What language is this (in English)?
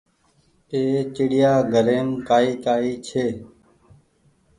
Goaria